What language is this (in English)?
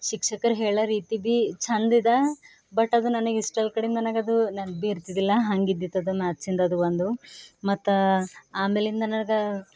Kannada